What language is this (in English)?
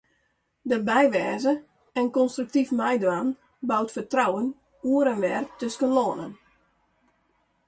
Western Frisian